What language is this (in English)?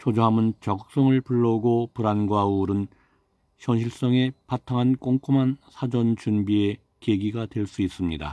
Korean